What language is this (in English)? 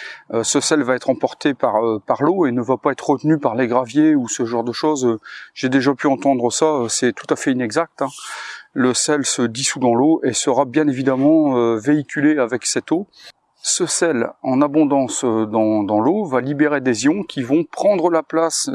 French